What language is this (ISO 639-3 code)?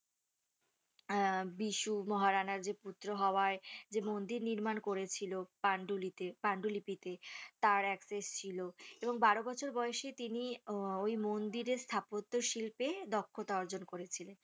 ben